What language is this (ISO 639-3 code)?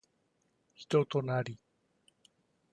jpn